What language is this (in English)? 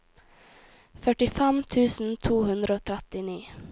Norwegian